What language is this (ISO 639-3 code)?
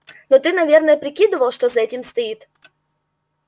rus